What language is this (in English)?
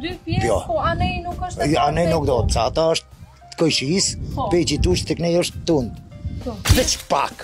Romanian